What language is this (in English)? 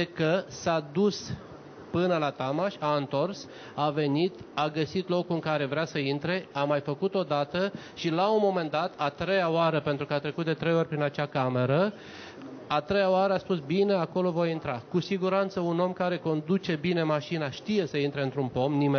Romanian